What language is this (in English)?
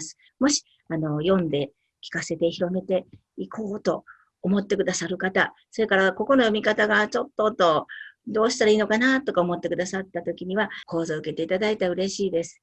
Japanese